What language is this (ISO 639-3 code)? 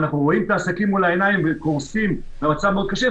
heb